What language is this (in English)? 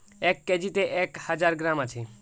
Bangla